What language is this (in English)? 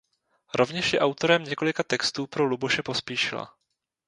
Czech